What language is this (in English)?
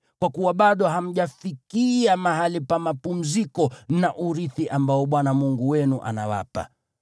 Swahili